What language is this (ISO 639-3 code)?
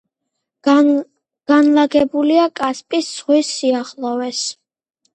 kat